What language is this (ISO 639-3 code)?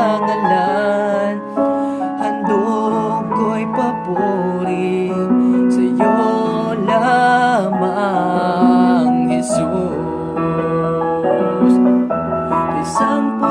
vie